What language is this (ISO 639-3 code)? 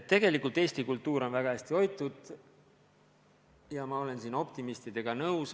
est